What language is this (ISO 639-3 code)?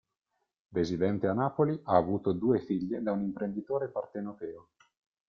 ita